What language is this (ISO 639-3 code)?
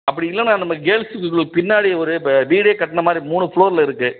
tam